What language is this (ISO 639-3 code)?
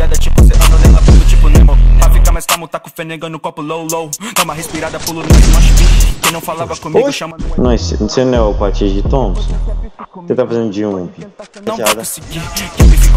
por